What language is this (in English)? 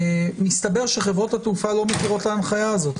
Hebrew